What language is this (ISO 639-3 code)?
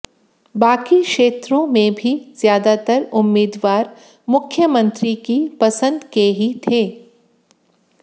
hin